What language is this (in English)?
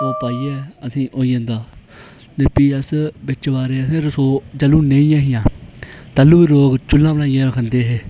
Dogri